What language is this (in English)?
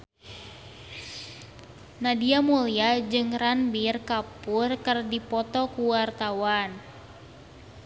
Sundanese